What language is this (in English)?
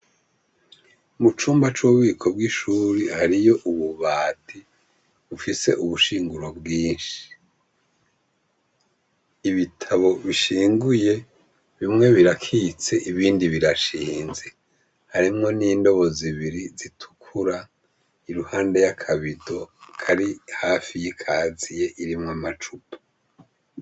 Rundi